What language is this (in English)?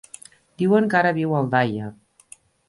Catalan